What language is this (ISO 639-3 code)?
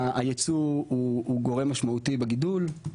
heb